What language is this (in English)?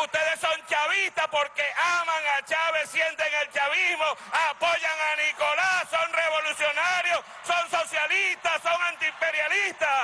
Spanish